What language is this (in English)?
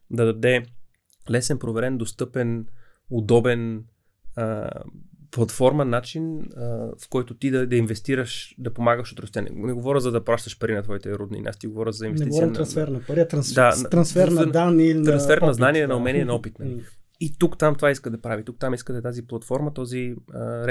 Bulgarian